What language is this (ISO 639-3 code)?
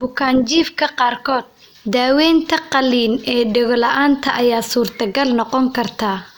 som